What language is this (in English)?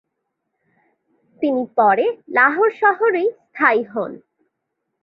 Bangla